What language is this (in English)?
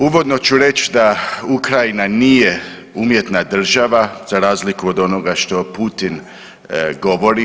Croatian